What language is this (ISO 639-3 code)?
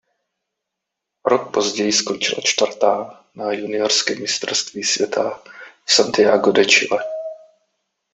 ces